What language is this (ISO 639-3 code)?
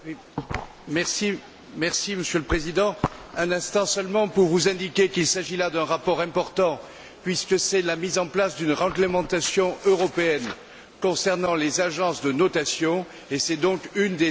fra